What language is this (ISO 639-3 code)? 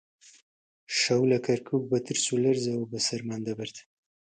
ckb